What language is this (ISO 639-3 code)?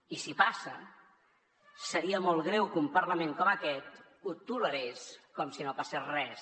cat